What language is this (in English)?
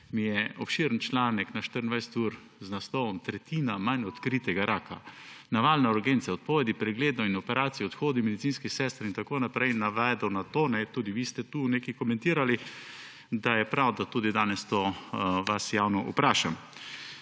Slovenian